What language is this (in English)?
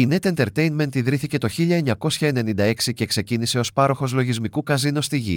Greek